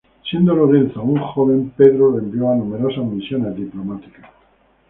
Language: Spanish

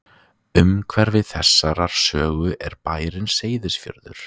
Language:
Icelandic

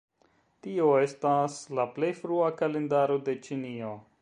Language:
Esperanto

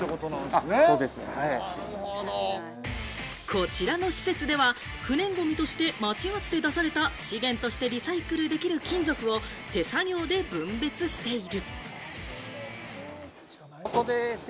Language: Japanese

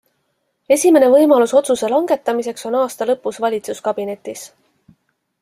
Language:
Estonian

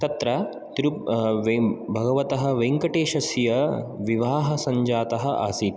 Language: Sanskrit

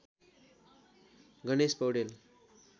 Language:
Nepali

